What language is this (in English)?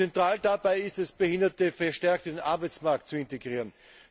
German